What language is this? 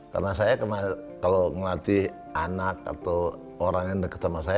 Indonesian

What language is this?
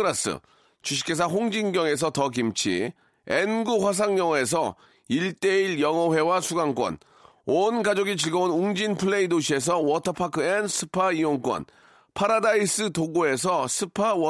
Korean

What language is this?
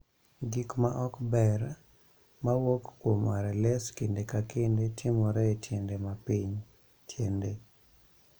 Luo (Kenya and Tanzania)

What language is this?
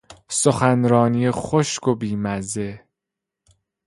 Persian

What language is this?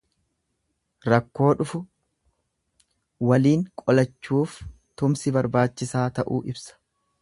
Oromo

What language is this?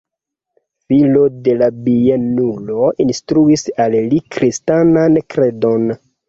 Esperanto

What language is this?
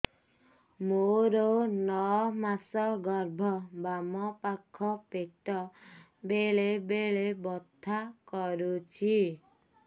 Odia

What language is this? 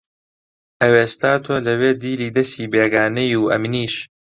Central Kurdish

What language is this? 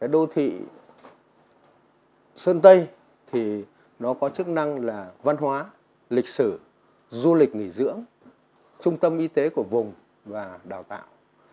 Vietnamese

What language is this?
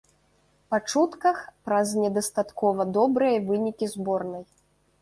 Belarusian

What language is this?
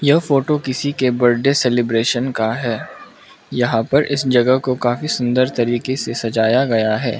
Hindi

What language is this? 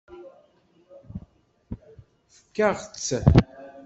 Kabyle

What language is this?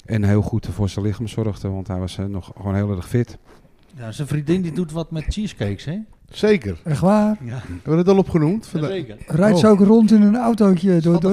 Dutch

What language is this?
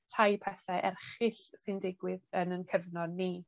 Welsh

